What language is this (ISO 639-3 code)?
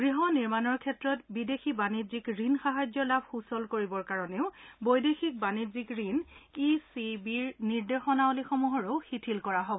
asm